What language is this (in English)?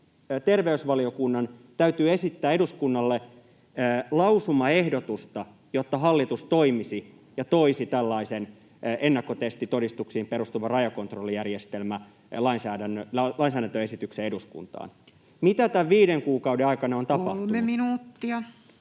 Finnish